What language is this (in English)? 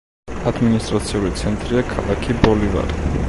Georgian